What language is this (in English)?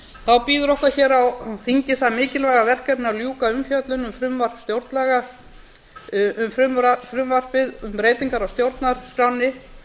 Icelandic